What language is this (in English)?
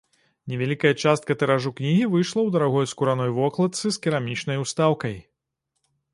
Belarusian